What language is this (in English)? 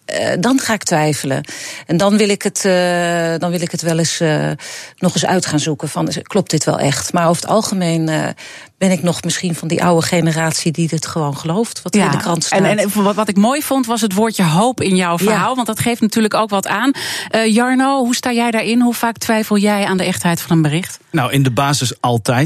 Dutch